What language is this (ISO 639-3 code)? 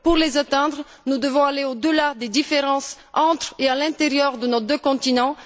fra